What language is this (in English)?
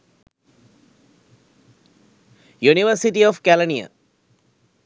Sinhala